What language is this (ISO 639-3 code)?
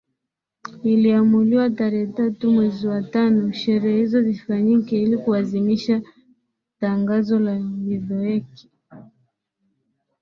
swa